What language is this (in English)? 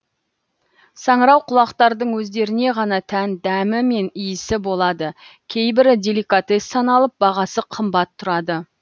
Kazakh